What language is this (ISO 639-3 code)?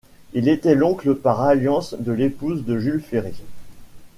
fra